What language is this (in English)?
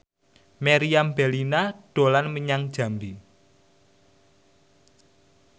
Javanese